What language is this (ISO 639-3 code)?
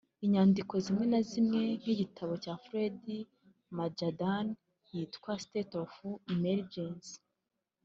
kin